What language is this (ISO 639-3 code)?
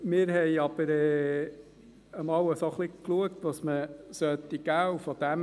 gsw